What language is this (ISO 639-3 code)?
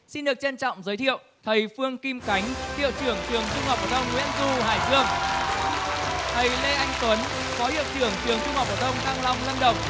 vie